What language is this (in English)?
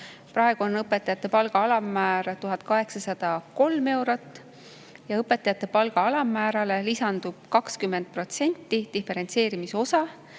Estonian